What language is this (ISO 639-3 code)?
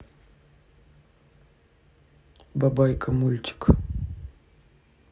rus